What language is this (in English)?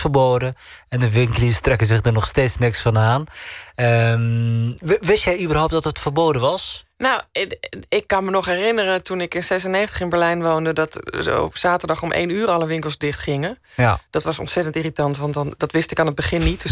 Dutch